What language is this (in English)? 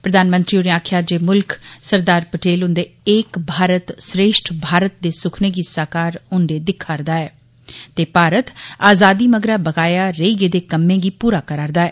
Dogri